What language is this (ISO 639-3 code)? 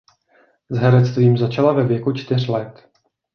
ces